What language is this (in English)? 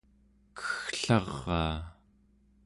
Central Yupik